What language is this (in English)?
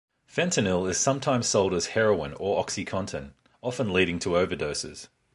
English